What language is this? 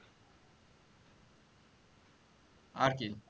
Bangla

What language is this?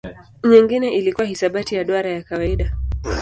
Swahili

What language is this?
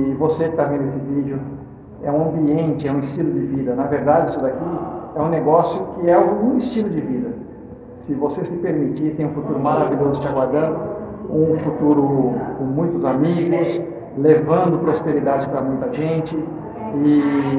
Portuguese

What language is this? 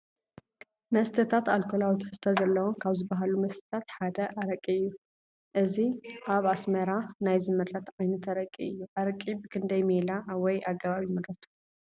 Tigrinya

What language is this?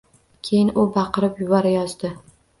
Uzbek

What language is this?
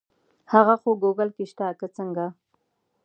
Pashto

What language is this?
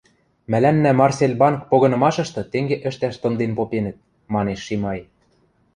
Western Mari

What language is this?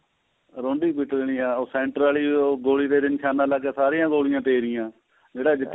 Punjabi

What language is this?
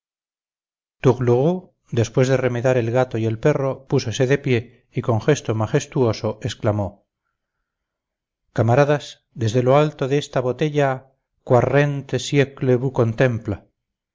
Spanish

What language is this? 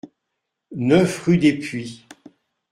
French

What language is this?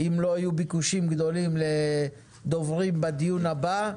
Hebrew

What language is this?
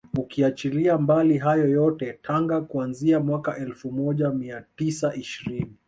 Swahili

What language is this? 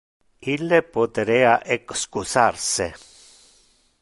Interlingua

